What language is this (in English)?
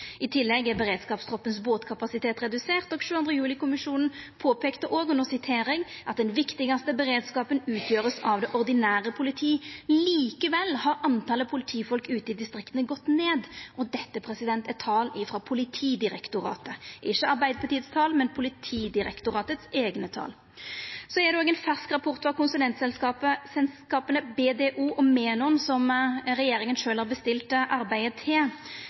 Norwegian Nynorsk